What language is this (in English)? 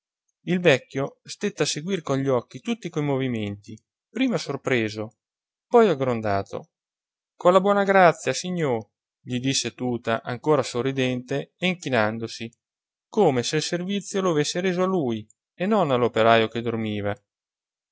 Italian